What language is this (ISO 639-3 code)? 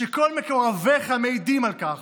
heb